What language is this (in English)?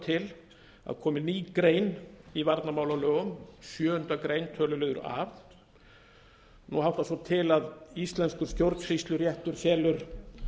Icelandic